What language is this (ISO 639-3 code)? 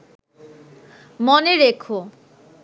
ben